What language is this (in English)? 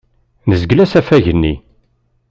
Kabyle